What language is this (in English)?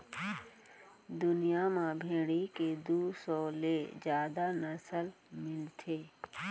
Chhattisgarhi